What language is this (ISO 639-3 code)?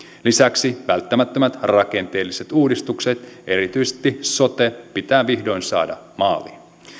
fin